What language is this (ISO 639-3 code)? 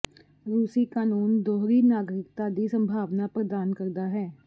pan